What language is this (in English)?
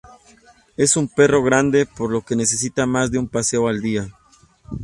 Spanish